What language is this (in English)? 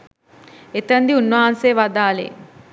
Sinhala